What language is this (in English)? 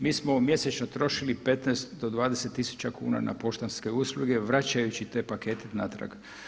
Croatian